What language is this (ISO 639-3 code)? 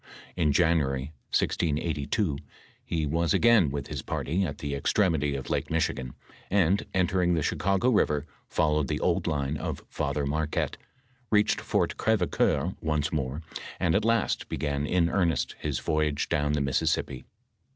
eng